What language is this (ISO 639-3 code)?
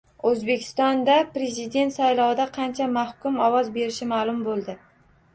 uzb